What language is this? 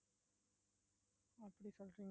Tamil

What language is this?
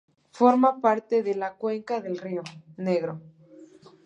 Spanish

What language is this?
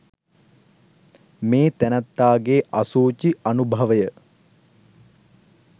Sinhala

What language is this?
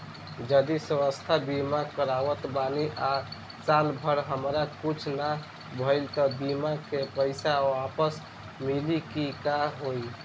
Bhojpuri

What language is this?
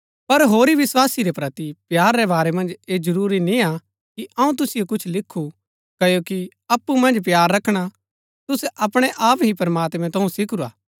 Gaddi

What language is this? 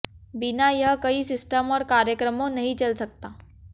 Hindi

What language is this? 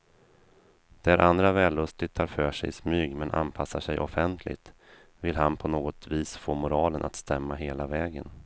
Swedish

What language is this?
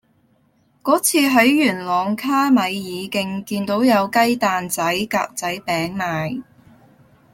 Cantonese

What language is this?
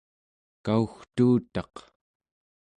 Central Yupik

